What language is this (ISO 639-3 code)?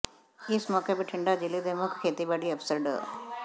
pan